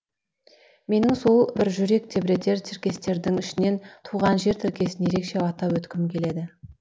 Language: Kazakh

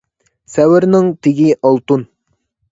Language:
Uyghur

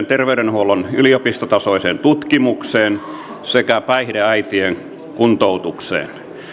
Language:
Finnish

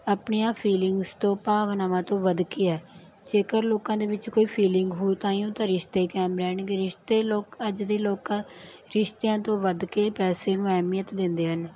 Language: Punjabi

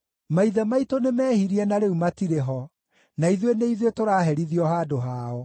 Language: Kikuyu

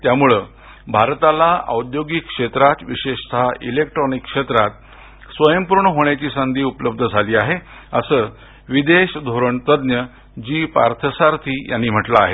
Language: Marathi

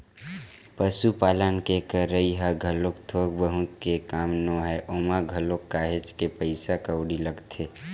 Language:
Chhattisgarhi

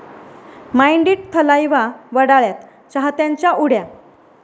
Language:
Marathi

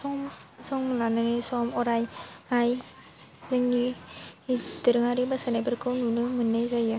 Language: Bodo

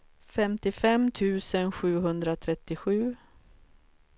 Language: Swedish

